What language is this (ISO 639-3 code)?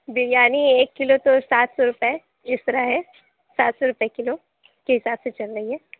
urd